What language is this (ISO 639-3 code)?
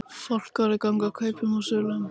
isl